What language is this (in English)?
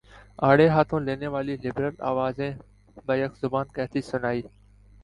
Urdu